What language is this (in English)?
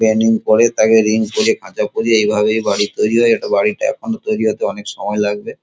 Bangla